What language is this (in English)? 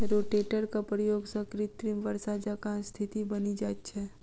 Maithili